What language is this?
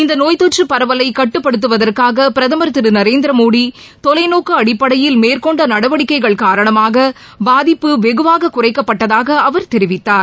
Tamil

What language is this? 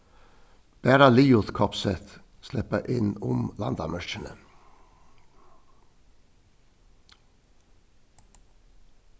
Faroese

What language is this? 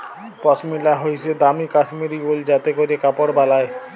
Bangla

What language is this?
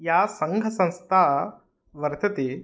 Sanskrit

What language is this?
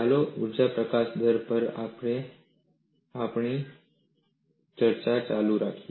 Gujarati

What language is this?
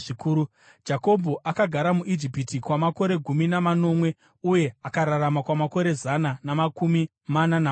Shona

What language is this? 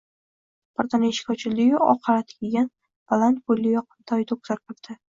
Uzbek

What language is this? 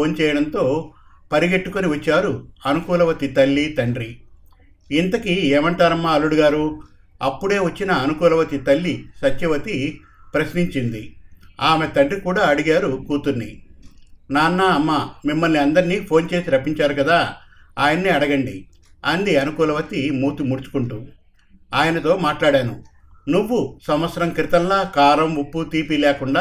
Telugu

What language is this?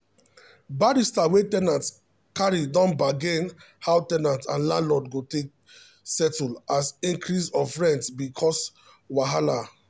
Nigerian Pidgin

